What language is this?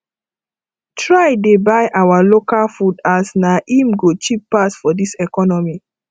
Nigerian Pidgin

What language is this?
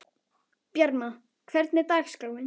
Icelandic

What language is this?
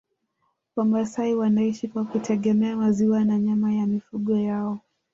Swahili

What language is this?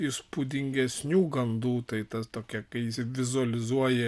Lithuanian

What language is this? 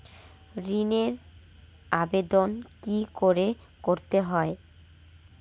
Bangla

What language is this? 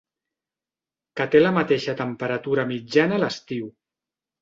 Catalan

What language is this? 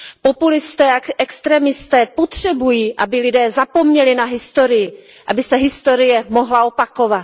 Czech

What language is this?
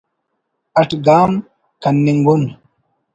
Brahui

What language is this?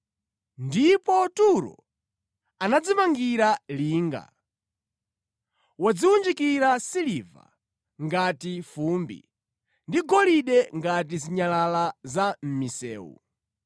Nyanja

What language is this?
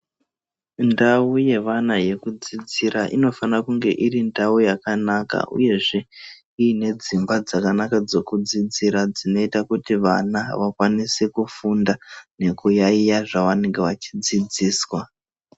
Ndau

